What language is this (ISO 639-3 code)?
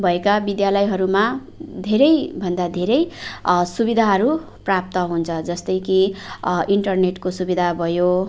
nep